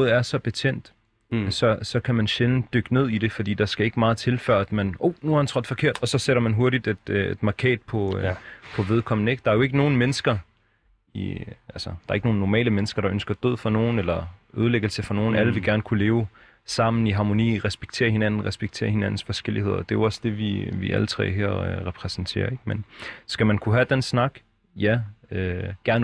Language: Danish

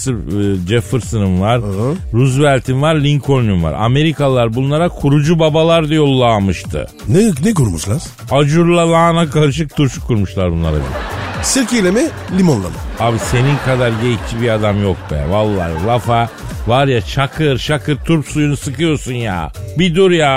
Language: Turkish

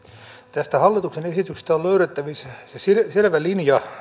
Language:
Finnish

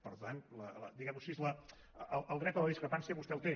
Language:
Catalan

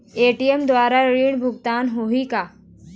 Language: Chhattisgarhi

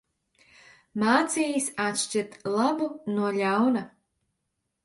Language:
Latvian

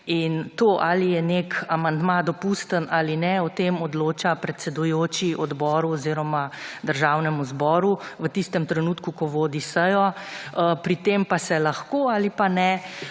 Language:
Slovenian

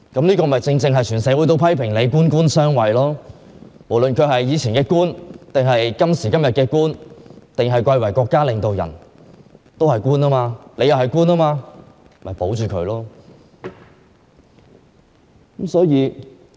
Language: Cantonese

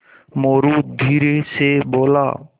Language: Hindi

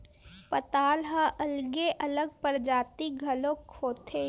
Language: Chhattisgarhi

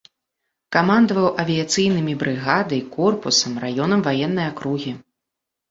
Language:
Belarusian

